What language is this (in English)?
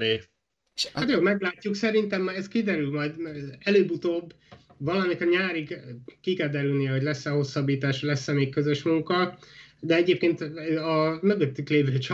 Hungarian